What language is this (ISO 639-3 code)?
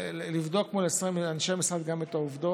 heb